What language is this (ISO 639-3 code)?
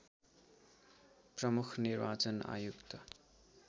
nep